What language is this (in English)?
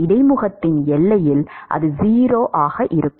Tamil